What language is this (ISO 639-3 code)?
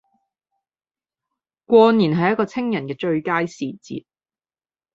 yue